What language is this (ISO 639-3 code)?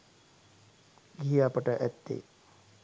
sin